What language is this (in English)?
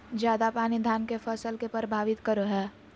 Magahi